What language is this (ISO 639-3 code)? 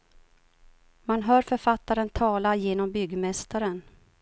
swe